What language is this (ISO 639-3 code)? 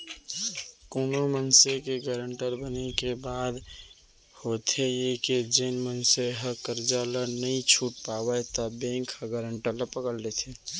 hne